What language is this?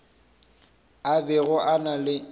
Northern Sotho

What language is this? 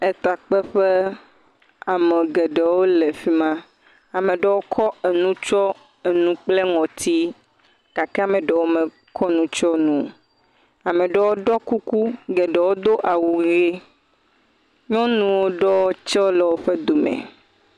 Ewe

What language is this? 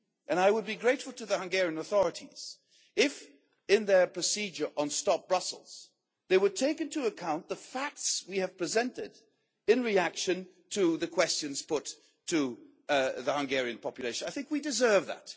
English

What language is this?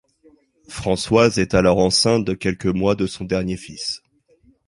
French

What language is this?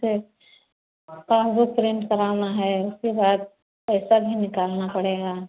Hindi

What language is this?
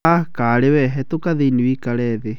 Kikuyu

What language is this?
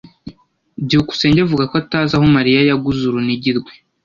Kinyarwanda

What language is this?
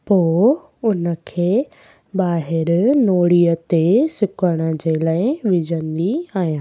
Sindhi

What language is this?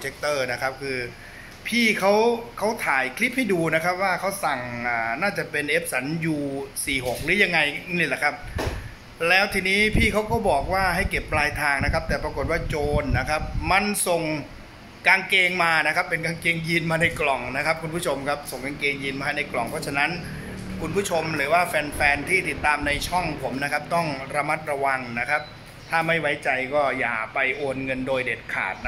Thai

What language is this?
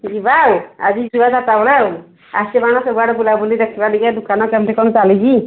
Odia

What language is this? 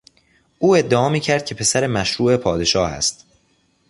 Persian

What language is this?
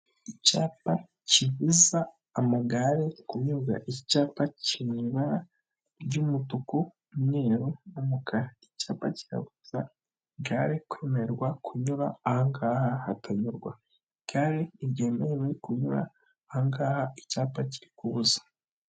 Kinyarwanda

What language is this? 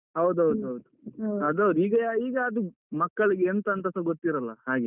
Kannada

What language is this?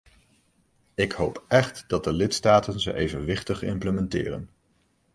Dutch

